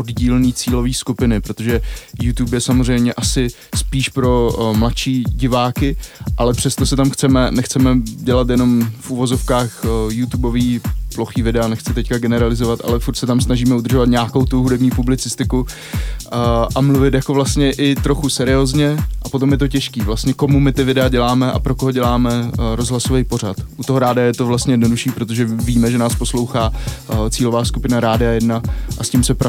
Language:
Czech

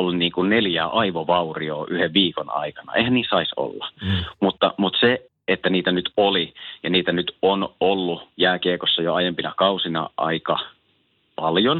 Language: Finnish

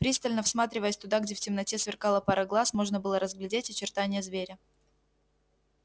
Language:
Russian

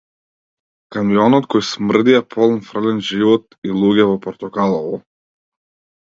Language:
Macedonian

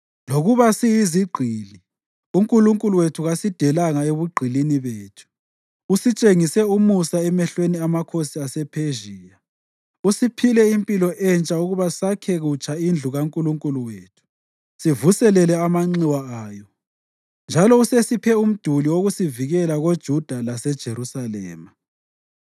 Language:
North Ndebele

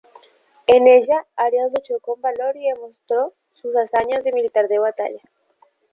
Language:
Spanish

